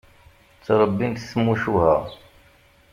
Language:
Kabyle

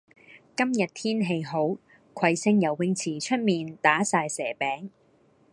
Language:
Cantonese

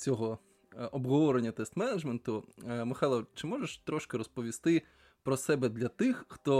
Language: Ukrainian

